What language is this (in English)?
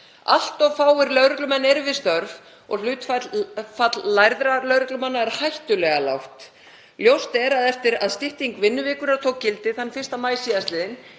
Icelandic